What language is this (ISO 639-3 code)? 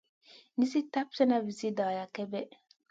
mcn